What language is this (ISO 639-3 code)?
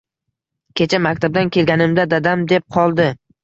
uzb